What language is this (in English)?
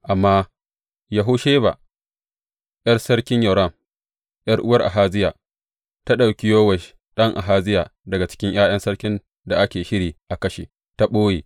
Hausa